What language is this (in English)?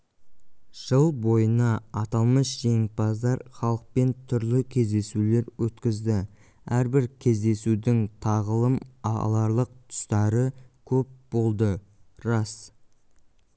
Kazakh